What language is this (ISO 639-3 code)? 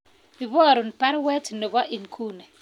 kln